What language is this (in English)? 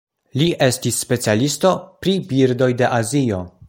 Esperanto